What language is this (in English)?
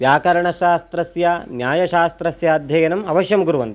Sanskrit